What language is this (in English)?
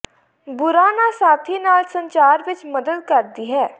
Punjabi